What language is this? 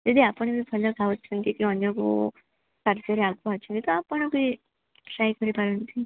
Odia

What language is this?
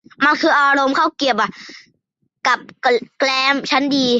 Thai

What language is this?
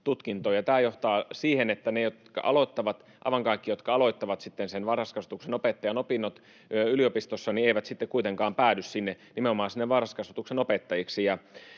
Finnish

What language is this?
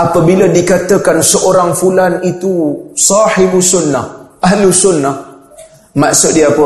Malay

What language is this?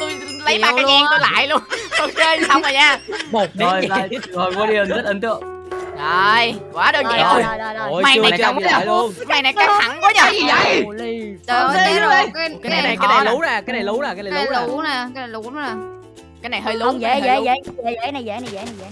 Vietnamese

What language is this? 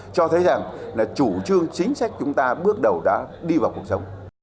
Vietnamese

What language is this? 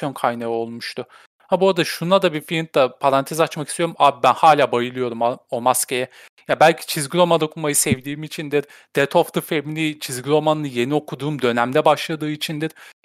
Turkish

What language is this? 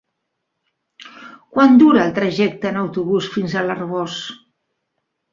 Catalan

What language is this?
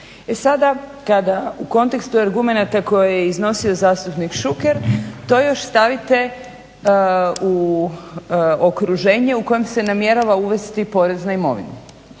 Croatian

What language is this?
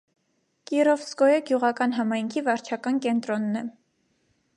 Armenian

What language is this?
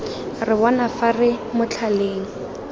Tswana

